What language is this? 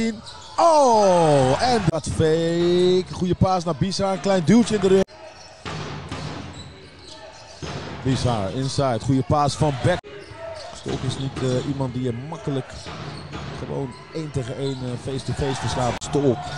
Dutch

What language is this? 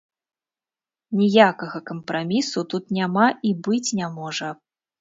Belarusian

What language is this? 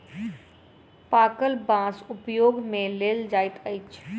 Maithili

